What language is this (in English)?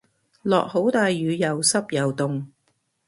Cantonese